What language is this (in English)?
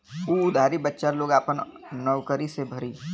Bhojpuri